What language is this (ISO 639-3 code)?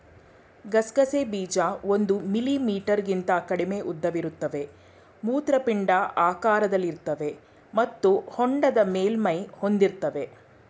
kan